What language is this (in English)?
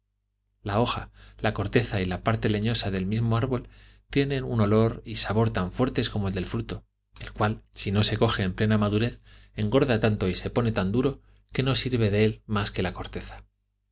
Spanish